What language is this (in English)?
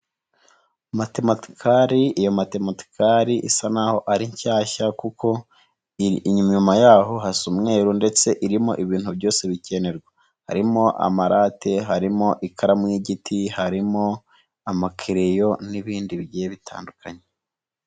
Kinyarwanda